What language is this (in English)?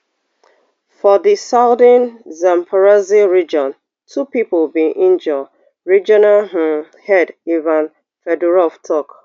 Nigerian Pidgin